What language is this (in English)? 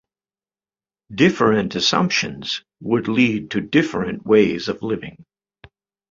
English